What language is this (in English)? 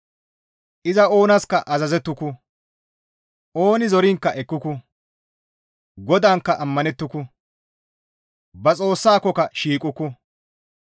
Gamo